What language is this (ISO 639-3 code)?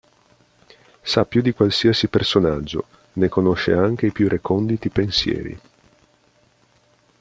ita